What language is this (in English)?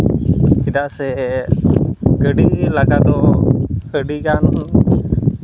Santali